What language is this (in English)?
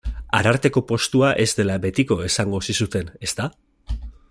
Basque